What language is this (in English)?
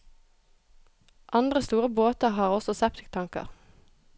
Norwegian